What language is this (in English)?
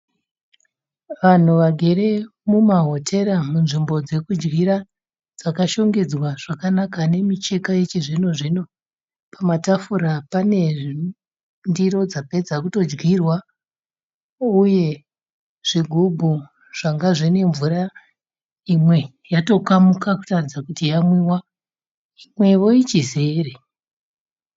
Shona